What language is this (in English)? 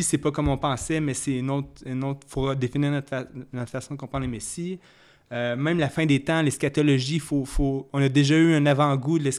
French